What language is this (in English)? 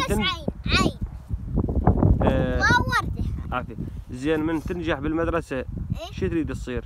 Arabic